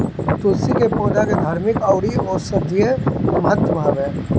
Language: Bhojpuri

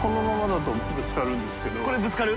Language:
Japanese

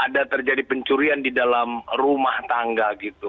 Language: Indonesian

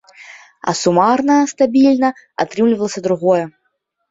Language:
Belarusian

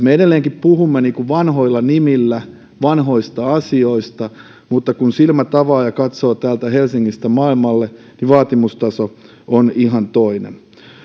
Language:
Finnish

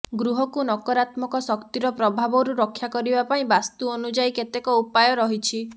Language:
Odia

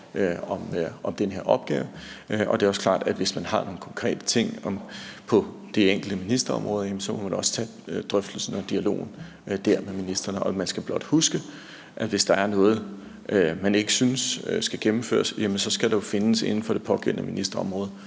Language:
Danish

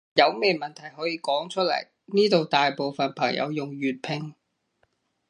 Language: Cantonese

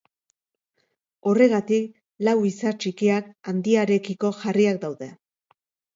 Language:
Basque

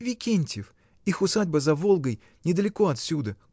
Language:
Russian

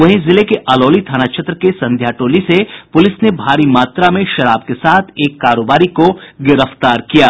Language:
Hindi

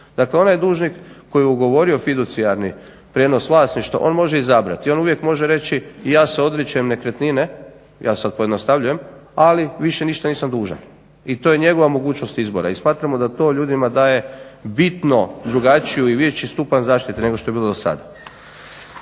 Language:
Croatian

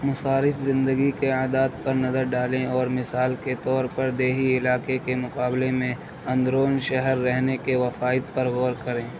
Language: Urdu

